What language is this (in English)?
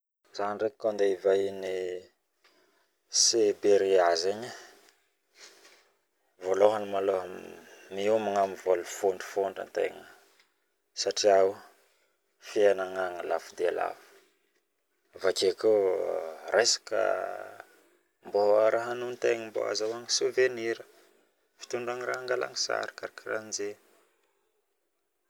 Northern Betsimisaraka Malagasy